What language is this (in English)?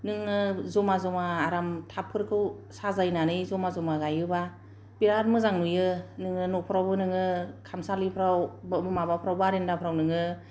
Bodo